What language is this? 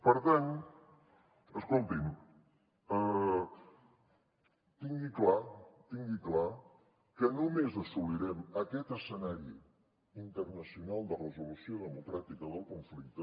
Catalan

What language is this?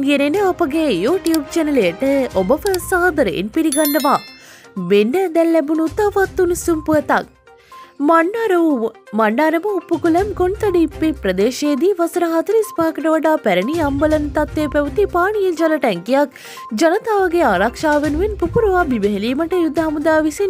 English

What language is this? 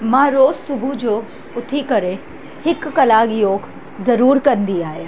Sindhi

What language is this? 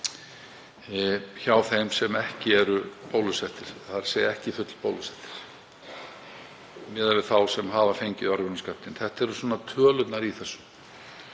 Icelandic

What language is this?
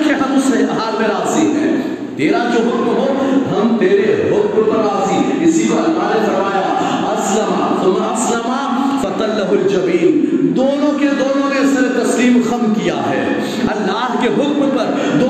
Urdu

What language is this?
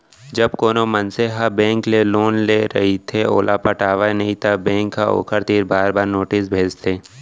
Chhattisgarhi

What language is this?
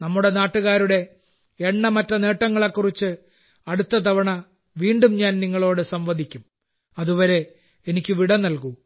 Malayalam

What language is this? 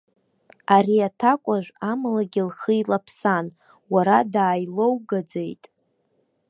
Abkhazian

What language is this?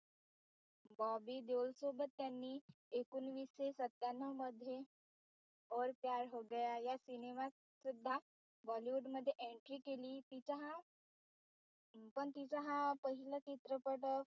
Marathi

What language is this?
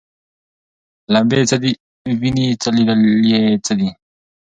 Pashto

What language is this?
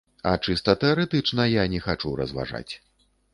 Belarusian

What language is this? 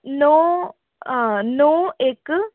Dogri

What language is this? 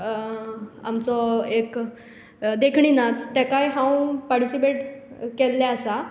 Konkani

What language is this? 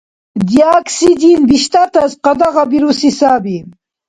Dargwa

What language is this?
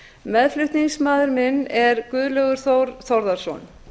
Icelandic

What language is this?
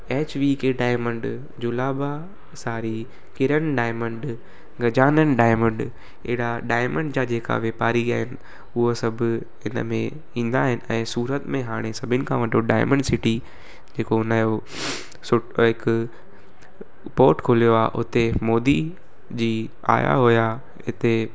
Sindhi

